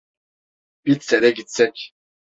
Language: Turkish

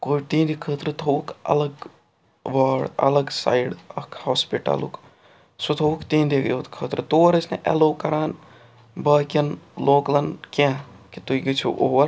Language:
Kashmiri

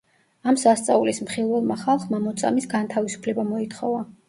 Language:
Georgian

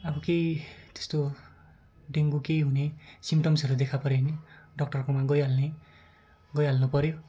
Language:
Nepali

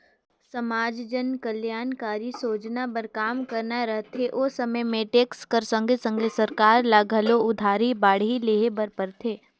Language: Chhattisgarhi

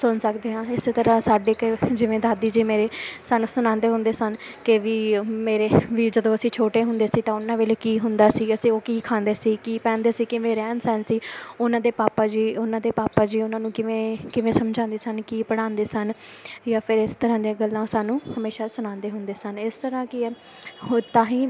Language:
Punjabi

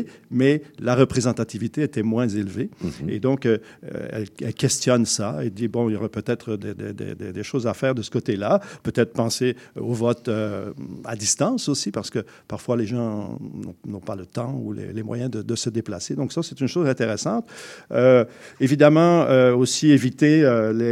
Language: French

